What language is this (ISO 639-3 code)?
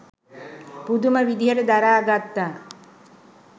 sin